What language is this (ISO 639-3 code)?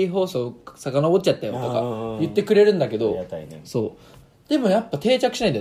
jpn